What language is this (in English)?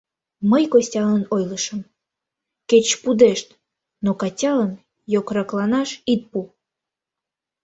Mari